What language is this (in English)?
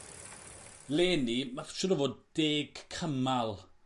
Welsh